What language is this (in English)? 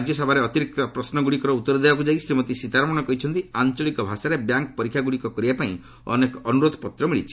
Odia